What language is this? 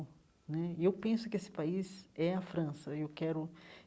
Portuguese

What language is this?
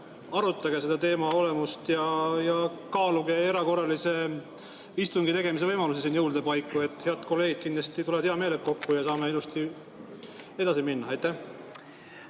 Estonian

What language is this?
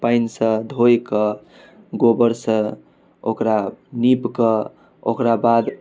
Maithili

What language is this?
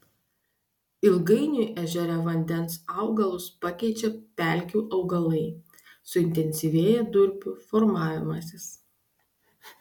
Lithuanian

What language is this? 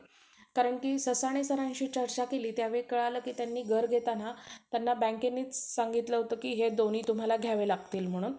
Marathi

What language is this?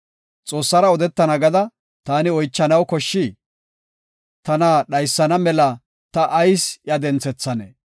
Gofa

